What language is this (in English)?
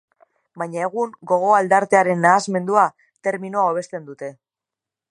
Basque